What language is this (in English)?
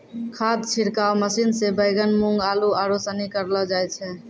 Maithili